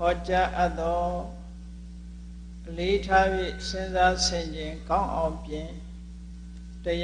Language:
English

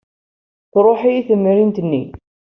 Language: Kabyle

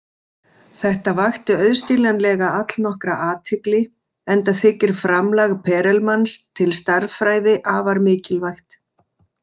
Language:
Icelandic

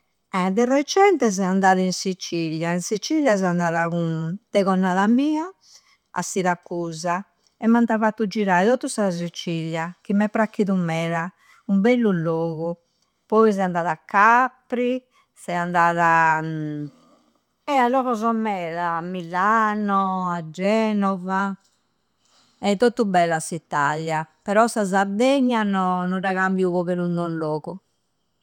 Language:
Campidanese Sardinian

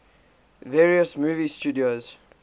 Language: English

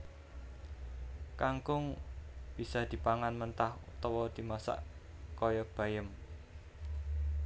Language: Javanese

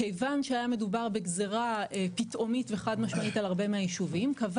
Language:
Hebrew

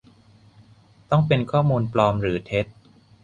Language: Thai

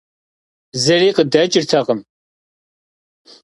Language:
Kabardian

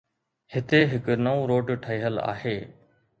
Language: Sindhi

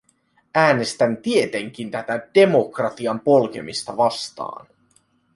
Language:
Finnish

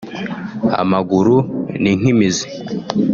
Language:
Kinyarwanda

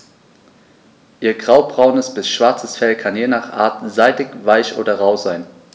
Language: German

